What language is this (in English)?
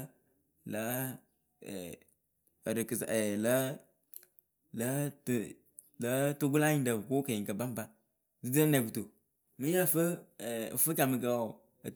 Akebu